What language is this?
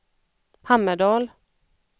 Swedish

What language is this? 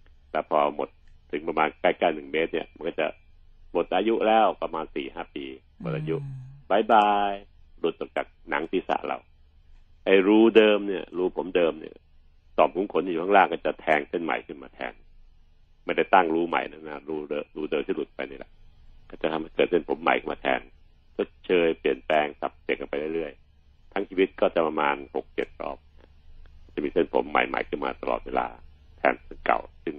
Thai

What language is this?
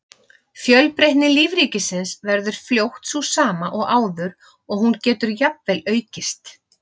Icelandic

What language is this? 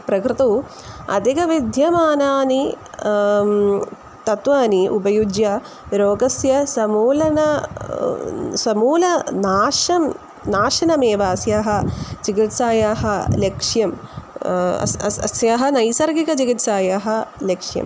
Sanskrit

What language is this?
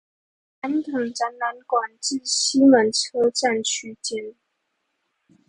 Chinese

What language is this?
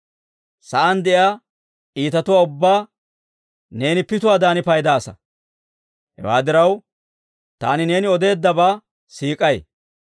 Dawro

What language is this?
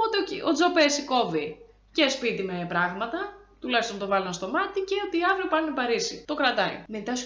Greek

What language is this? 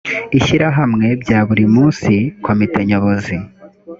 Kinyarwanda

